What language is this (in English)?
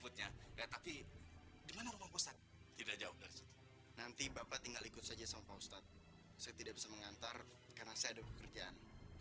Indonesian